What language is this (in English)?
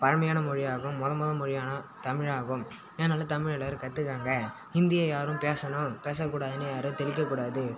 Tamil